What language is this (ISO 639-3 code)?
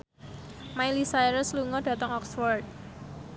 jav